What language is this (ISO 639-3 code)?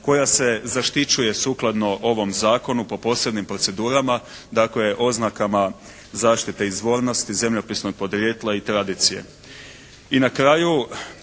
hrv